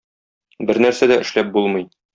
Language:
Tatar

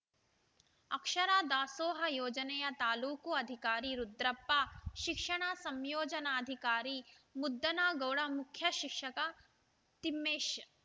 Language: Kannada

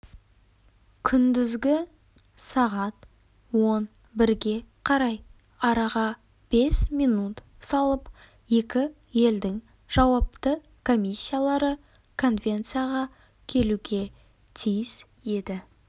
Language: Kazakh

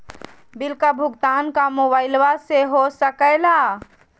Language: Magahi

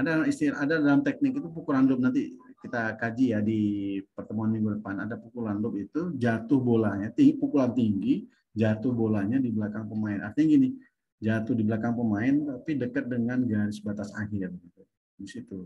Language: Indonesian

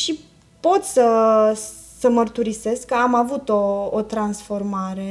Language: Romanian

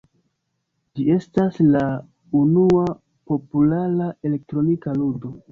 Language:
Esperanto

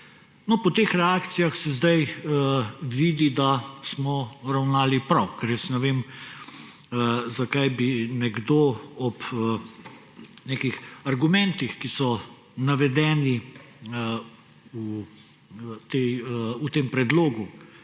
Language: Slovenian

